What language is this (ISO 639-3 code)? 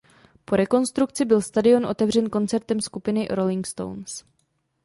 ces